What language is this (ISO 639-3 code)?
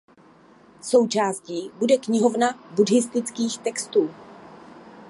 ces